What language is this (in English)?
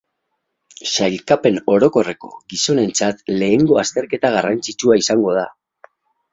Basque